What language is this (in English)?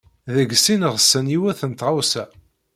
Kabyle